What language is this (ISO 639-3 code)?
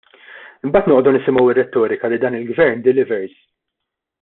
mlt